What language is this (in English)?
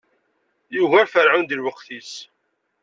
Kabyle